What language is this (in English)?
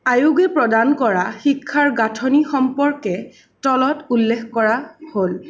Assamese